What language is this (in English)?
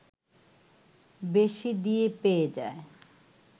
Bangla